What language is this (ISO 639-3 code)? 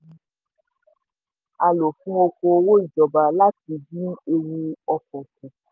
yor